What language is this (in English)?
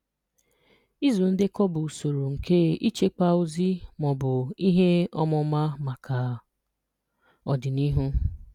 Igbo